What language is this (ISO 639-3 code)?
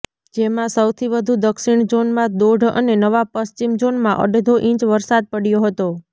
guj